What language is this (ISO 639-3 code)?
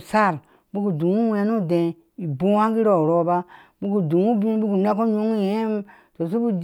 ahs